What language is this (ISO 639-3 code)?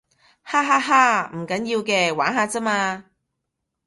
yue